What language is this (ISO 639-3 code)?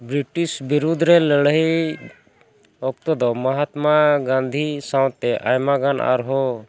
sat